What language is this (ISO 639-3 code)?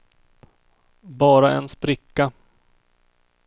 swe